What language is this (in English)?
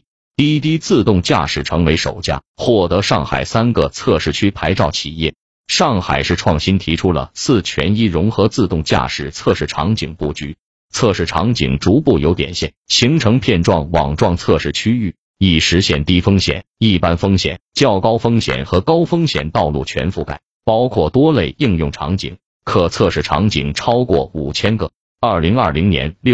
Chinese